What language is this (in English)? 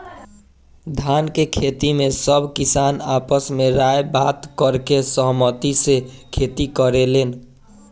Bhojpuri